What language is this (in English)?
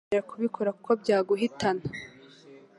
Kinyarwanda